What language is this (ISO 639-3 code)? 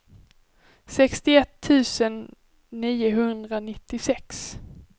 swe